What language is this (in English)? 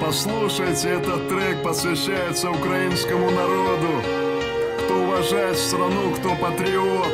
Russian